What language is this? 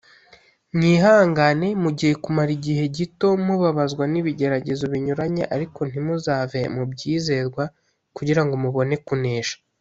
Kinyarwanda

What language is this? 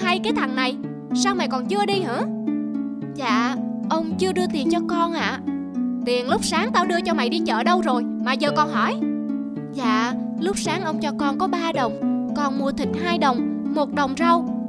Vietnamese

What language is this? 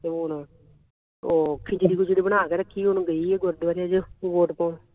Punjabi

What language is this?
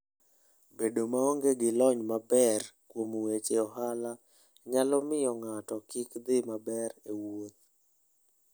Luo (Kenya and Tanzania)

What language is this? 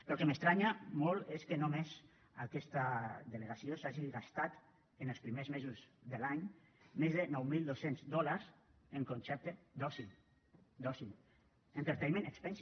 Catalan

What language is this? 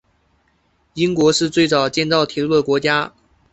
Chinese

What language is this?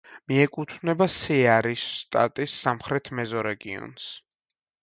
Georgian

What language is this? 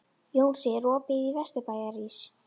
Icelandic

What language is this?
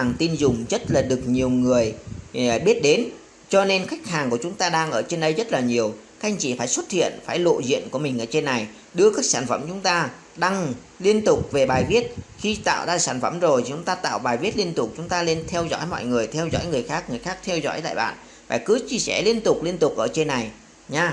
Vietnamese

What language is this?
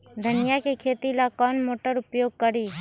Magahi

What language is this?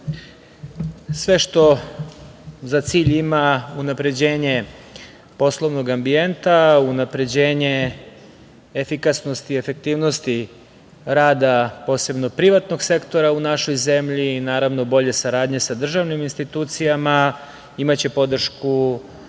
Serbian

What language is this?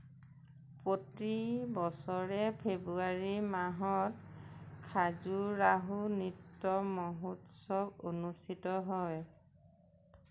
Assamese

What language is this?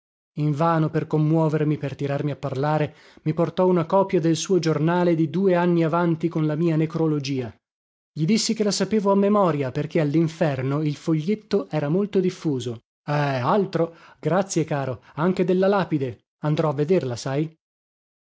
Italian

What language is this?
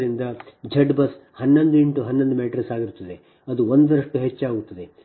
Kannada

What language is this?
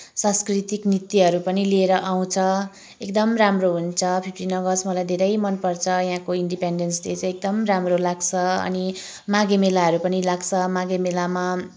Nepali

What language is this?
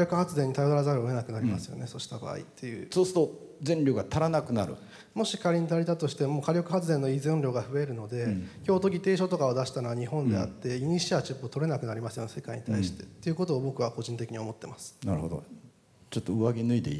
Japanese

